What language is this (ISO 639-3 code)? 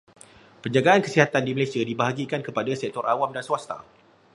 msa